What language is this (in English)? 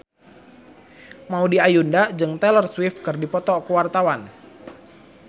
Sundanese